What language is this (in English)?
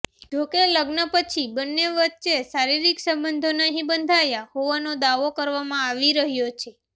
Gujarati